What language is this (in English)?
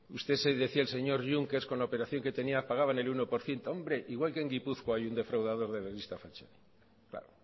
Spanish